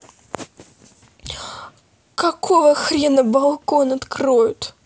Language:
Russian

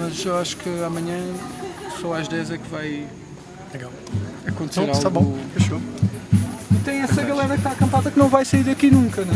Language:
Portuguese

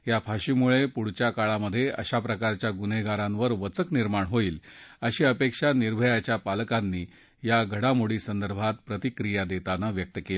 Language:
Marathi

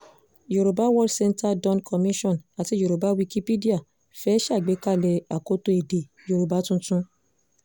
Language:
Yoruba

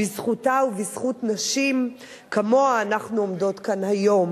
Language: Hebrew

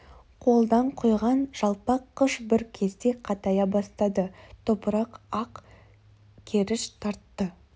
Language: Kazakh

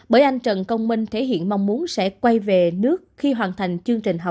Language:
Vietnamese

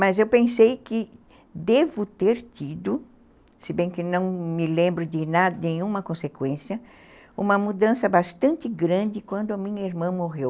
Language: Portuguese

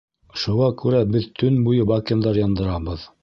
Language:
Bashkir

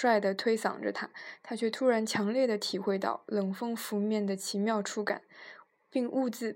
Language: Chinese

